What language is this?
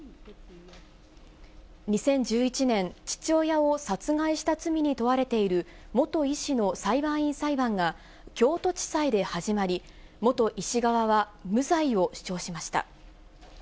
Japanese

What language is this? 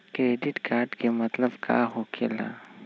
Magahi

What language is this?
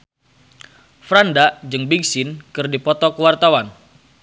Sundanese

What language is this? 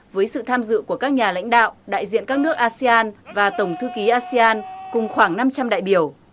Vietnamese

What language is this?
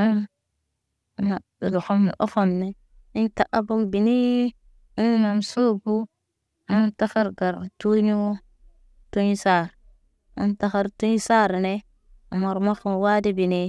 Naba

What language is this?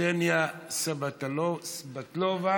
Hebrew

